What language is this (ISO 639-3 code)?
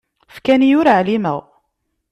kab